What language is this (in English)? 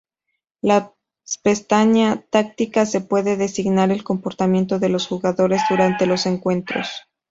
Spanish